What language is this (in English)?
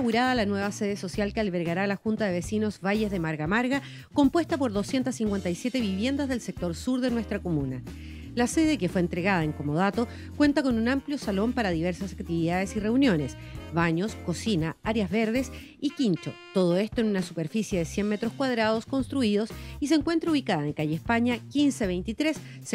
Spanish